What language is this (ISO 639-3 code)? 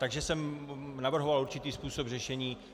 ces